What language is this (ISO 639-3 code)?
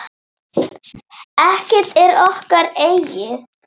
isl